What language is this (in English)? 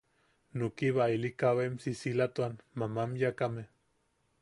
Yaqui